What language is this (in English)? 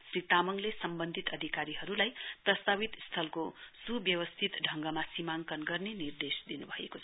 Nepali